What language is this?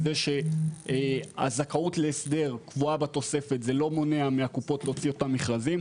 Hebrew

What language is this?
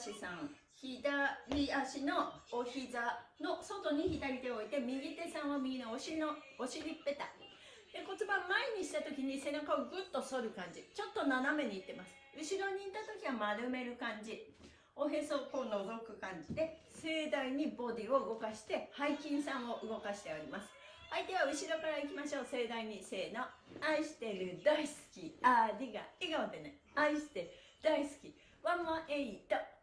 Japanese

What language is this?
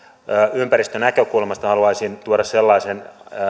Finnish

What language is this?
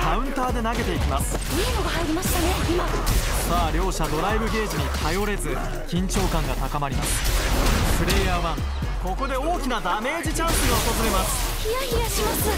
Japanese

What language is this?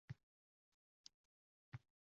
Uzbek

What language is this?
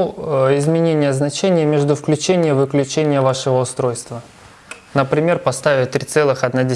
Russian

